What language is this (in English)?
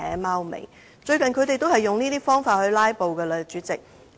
Cantonese